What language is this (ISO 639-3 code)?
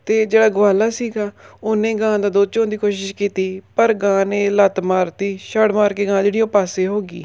pan